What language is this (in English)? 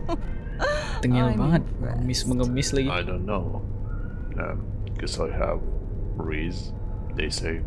Indonesian